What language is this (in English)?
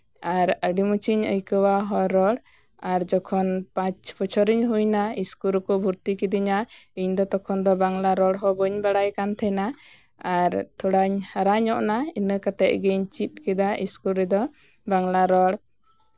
Santali